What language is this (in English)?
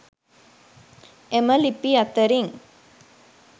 Sinhala